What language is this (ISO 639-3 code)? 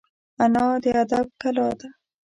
pus